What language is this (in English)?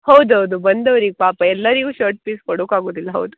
Kannada